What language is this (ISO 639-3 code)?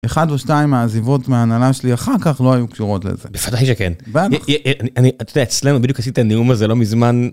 heb